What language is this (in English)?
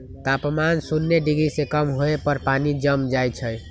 Magahi